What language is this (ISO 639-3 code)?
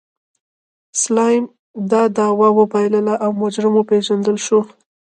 pus